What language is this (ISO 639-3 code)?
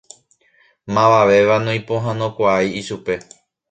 grn